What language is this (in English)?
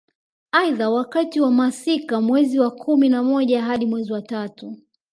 Swahili